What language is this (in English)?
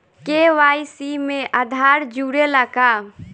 Bhojpuri